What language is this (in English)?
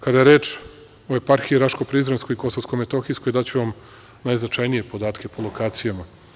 Serbian